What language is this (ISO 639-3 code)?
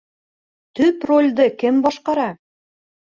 bak